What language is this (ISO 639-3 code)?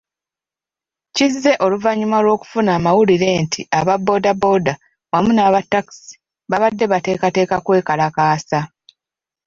lug